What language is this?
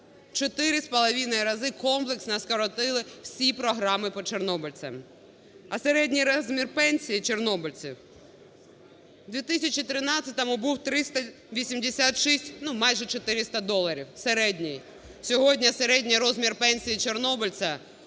Ukrainian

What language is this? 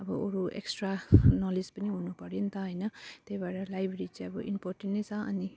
Nepali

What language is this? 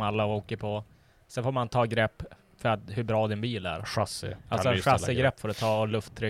Swedish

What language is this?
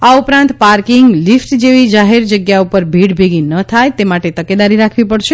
Gujarati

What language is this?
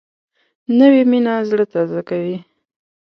Pashto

